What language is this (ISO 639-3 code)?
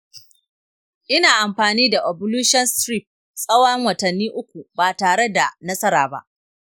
hau